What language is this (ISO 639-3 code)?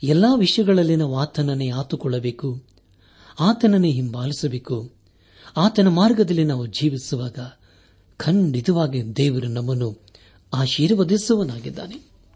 kan